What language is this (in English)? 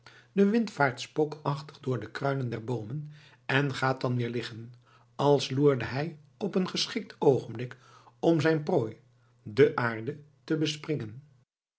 Dutch